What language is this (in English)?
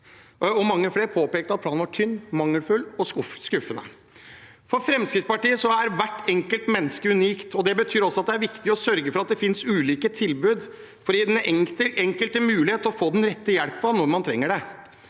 Norwegian